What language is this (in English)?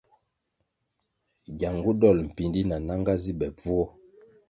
Kwasio